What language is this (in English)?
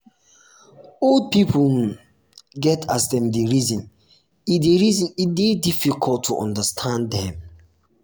Nigerian Pidgin